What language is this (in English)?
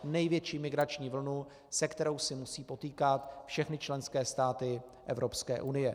Czech